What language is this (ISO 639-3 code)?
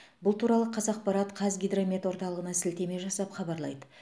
kaz